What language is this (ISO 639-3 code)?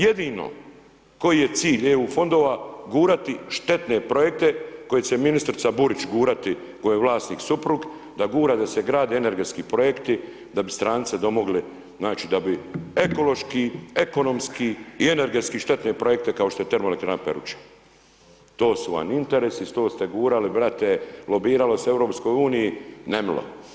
hrv